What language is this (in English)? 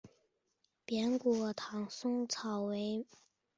Chinese